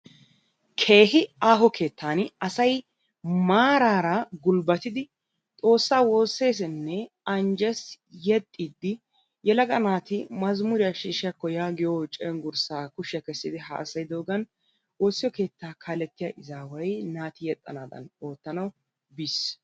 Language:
Wolaytta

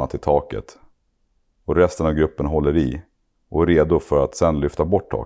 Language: Swedish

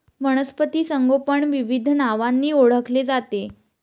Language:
Marathi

